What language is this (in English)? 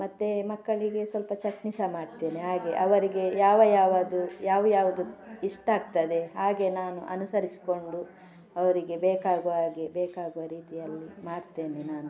Kannada